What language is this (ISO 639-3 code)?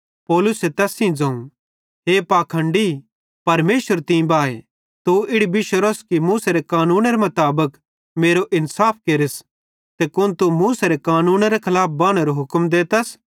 bhd